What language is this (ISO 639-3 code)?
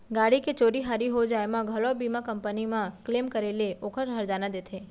hne